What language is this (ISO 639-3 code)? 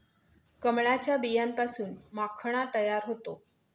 mar